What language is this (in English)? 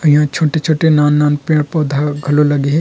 Chhattisgarhi